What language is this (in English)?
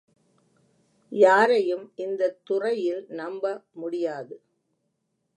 Tamil